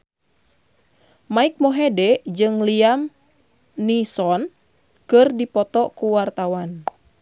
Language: Sundanese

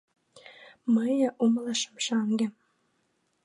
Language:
Mari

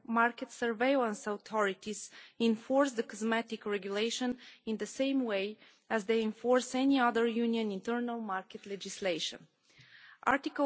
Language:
English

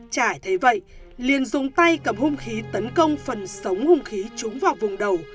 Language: Vietnamese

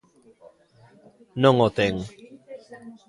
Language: Galician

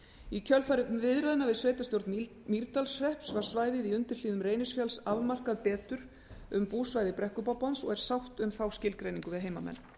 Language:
Icelandic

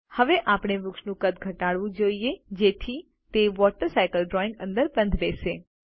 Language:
Gujarati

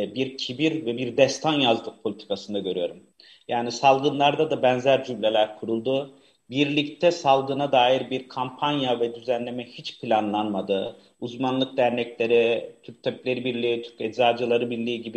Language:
Turkish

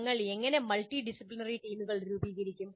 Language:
Malayalam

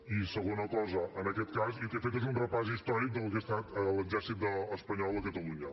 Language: Catalan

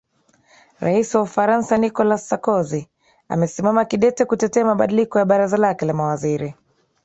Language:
Swahili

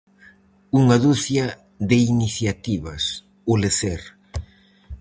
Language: Galician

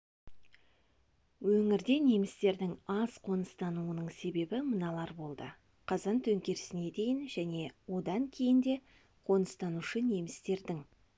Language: Kazakh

